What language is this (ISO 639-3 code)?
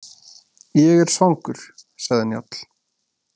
isl